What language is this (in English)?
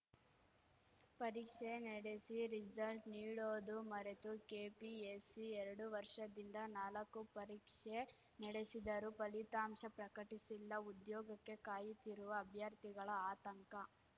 Kannada